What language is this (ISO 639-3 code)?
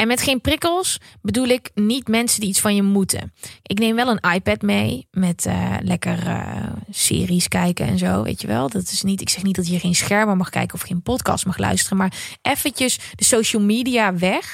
nld